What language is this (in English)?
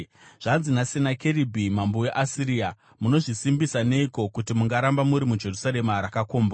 Shona